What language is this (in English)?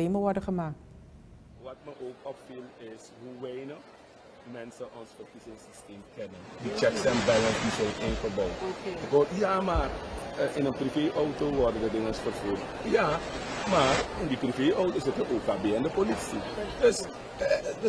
Dutch